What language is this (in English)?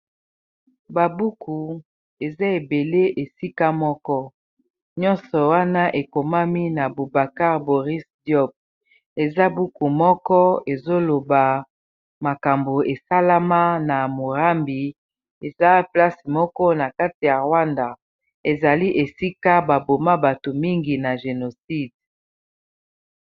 Lingala